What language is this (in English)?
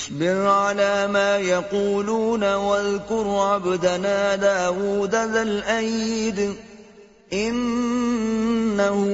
Urdu